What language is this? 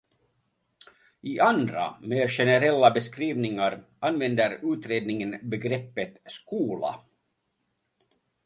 Swedish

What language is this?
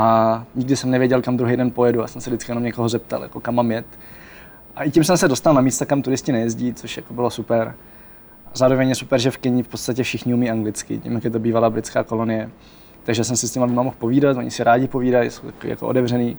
Czech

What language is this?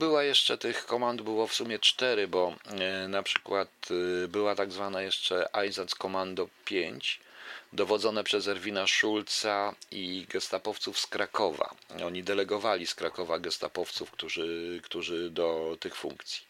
Polish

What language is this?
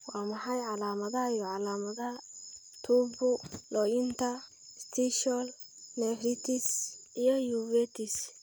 Somali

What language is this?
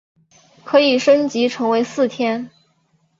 Chinese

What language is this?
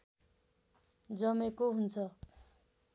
Nepali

